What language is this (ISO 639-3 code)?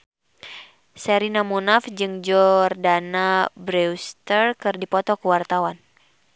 sun